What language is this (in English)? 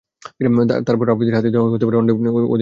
Bangla